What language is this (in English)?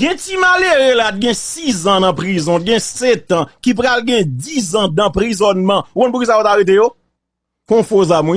French